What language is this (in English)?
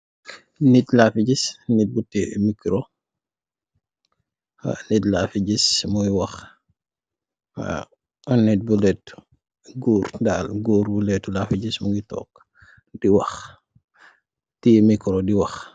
Wolof